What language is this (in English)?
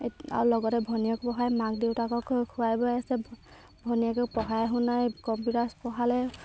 Assamese